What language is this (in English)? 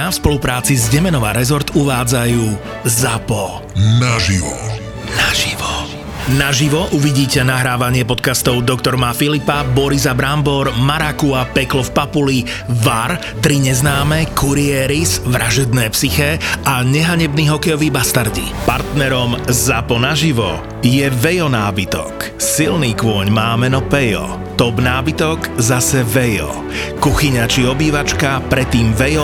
Slovak